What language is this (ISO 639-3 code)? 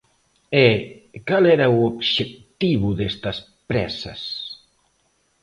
glg